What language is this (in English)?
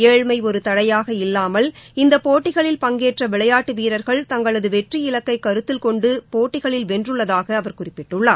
Tamil